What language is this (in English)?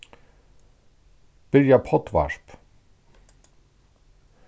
Faroese